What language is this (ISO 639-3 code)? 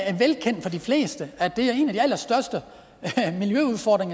dan